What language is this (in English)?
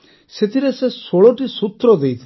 Odia